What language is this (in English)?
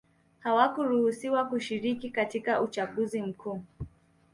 Swahili